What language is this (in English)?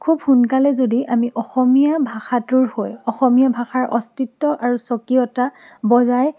Assamese